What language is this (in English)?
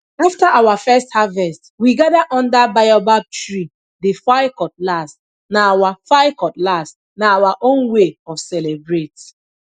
Nigerian Pidgin